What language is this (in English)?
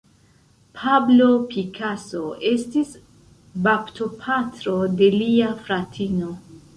Esperanto